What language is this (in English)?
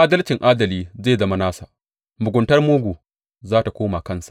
Hausa